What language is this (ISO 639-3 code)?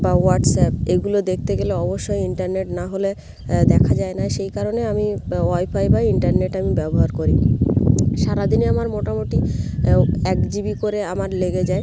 ben